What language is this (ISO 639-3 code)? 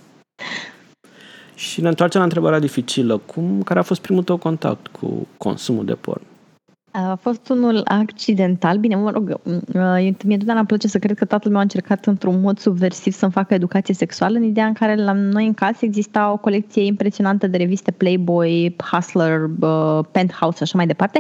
ron